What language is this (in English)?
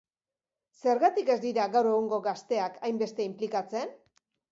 Basque